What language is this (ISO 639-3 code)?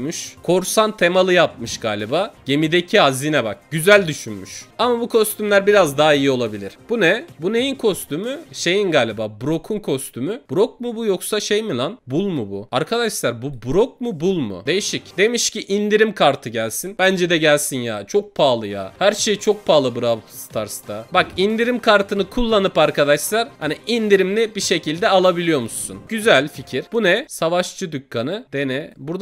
tur